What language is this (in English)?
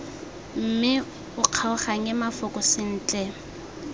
Tswana